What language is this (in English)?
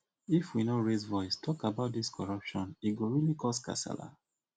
Nigerian Pidgin